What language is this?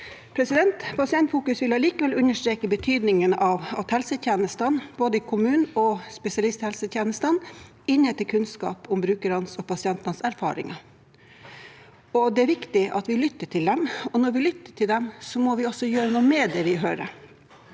Norwegian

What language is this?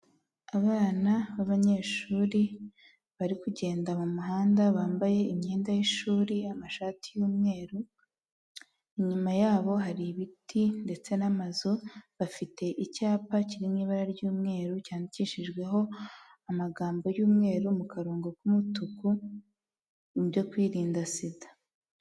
Kinyarwanda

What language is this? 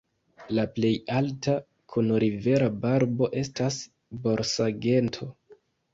Esperanto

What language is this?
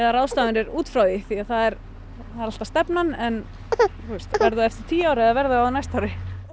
Icelandic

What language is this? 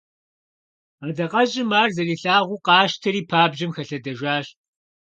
Kabardian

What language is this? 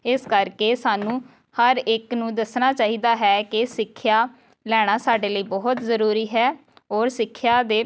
Punjabi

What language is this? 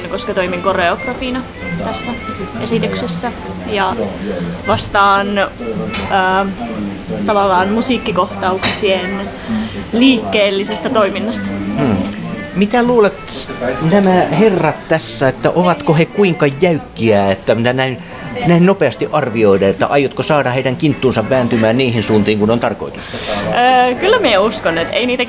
Finnish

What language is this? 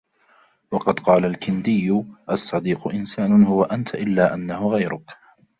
Arabic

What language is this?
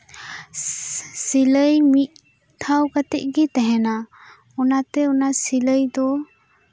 Santali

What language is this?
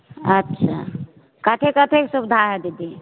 Maithili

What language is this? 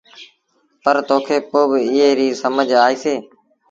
Sindhi Bhil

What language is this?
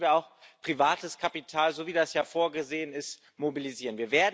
German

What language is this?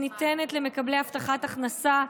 Hebrew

